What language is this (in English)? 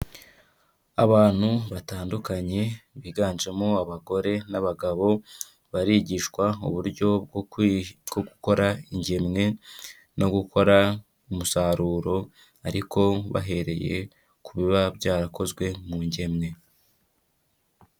Kinyarwanda